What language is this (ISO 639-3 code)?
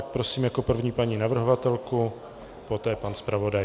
ces